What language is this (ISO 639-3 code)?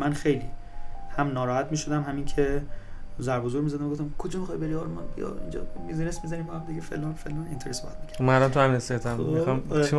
fas